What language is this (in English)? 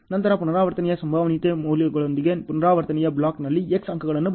Kannada